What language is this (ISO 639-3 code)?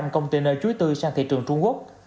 vie